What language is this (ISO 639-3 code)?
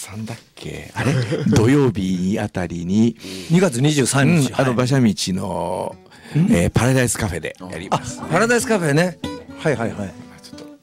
jpn